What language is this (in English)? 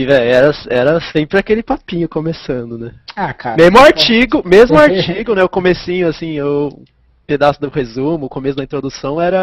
Portuguese